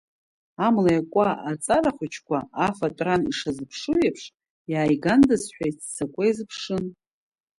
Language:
Abkhazian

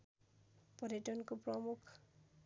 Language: Nepali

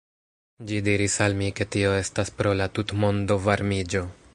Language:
Esperanto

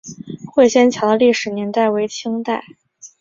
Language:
Chinese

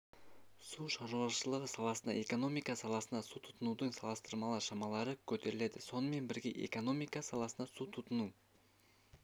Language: Kazakh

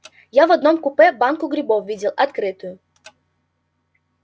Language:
Russian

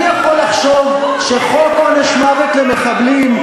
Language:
Hebrew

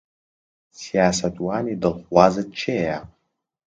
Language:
Central Kurdish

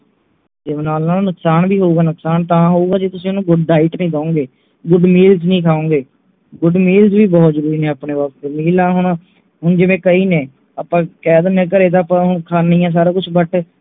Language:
Punjabi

